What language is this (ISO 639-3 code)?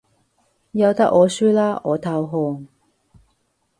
yue